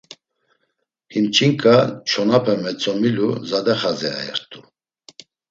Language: Laz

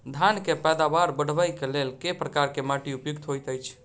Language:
Maithili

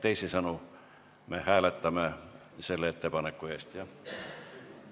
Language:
Estonian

